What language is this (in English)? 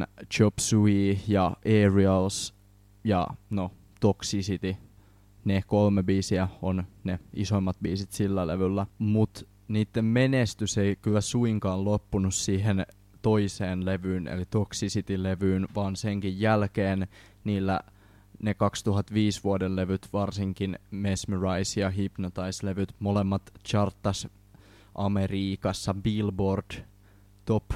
Finnish